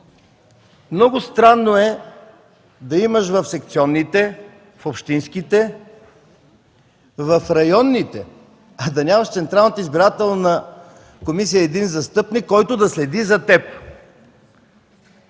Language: Bulgarian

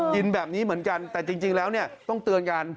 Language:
Thai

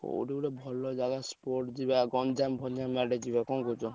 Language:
Odia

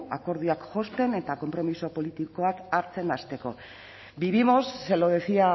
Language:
Basque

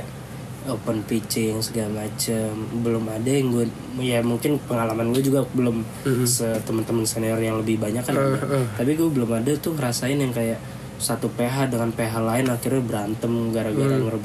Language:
Indonesian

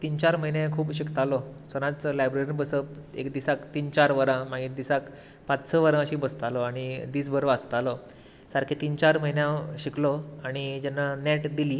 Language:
Konkani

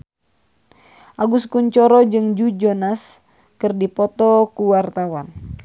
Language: Sundanese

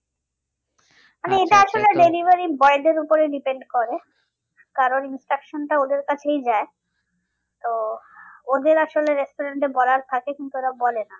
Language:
Bangla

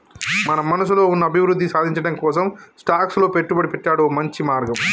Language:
Telugu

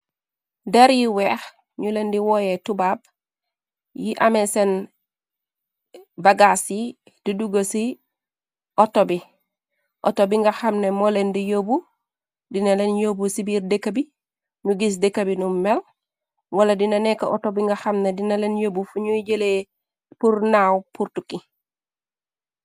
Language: Wolof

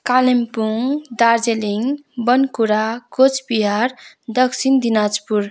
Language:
Nepali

